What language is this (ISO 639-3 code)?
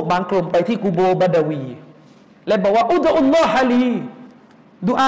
tha